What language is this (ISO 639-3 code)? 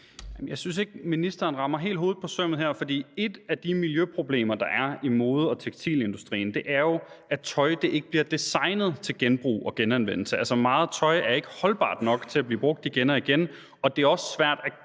dan